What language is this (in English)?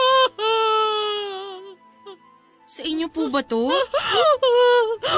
Filipino